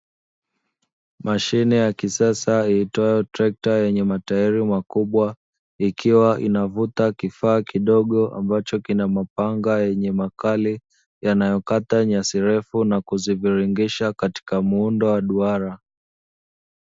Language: Swahili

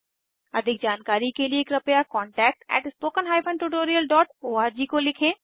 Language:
Hindi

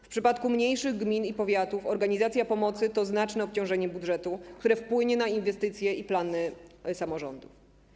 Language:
Polish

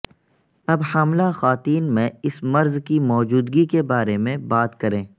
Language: Urdu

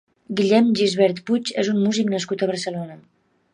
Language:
Catalan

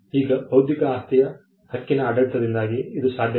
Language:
Kannada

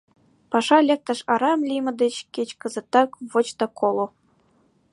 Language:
Mari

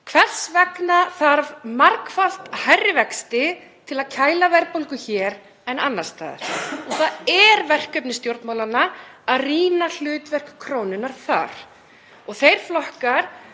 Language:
Icelandic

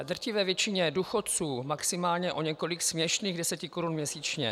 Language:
Czech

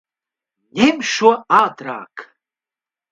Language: Latvian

